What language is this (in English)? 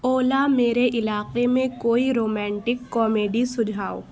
Urdu